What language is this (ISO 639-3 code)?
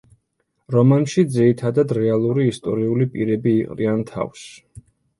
kat